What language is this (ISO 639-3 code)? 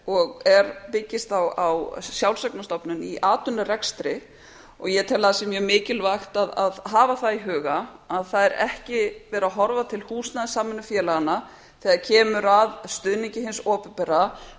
isl